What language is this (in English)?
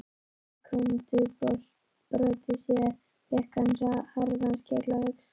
Icelandic